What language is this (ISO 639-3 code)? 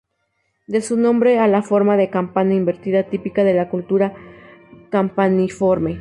spa